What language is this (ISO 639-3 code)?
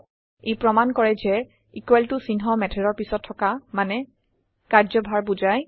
asm